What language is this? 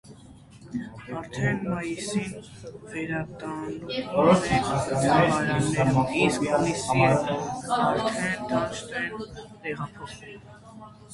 Armenian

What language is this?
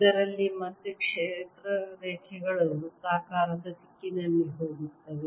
Kannada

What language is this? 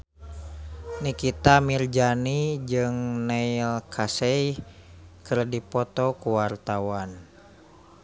Sundanese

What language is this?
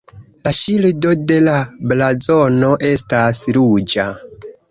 Esperanto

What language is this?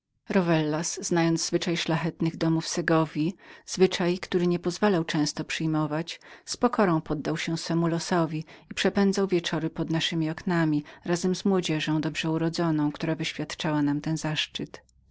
Polish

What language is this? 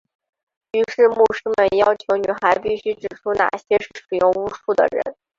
Chinese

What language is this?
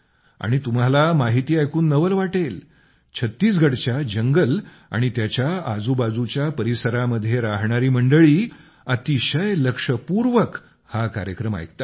Marathi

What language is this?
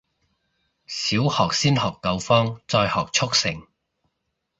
Cantonese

